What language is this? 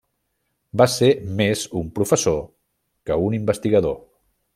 Catalan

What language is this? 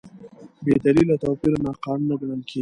Pashto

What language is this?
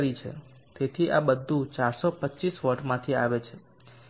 Gujarati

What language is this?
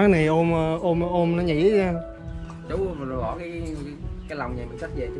Vietnamese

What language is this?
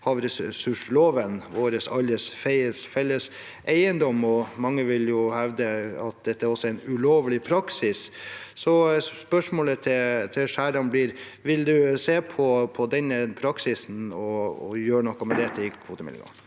Norwegian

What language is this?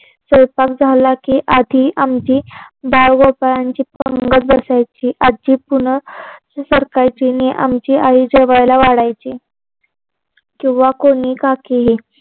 Marathi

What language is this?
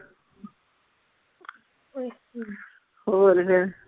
Punjabi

